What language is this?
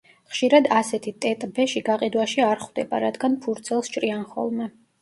Georgian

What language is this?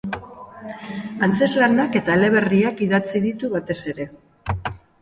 Basque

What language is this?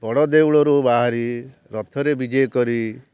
Odia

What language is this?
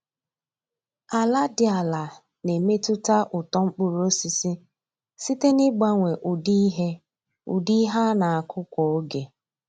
Igbo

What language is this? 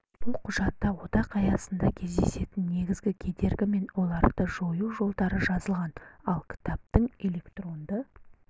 Kazakh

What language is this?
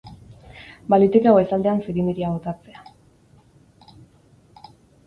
Basque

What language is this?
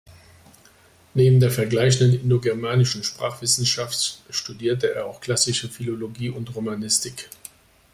German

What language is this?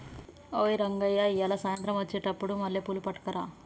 Telugu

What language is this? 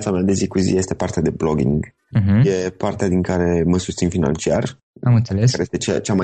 Romanian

